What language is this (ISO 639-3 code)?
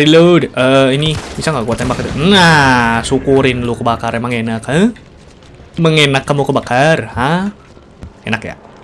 ind